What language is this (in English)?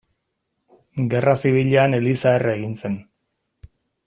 Basque